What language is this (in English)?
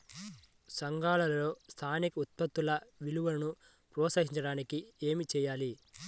Telugu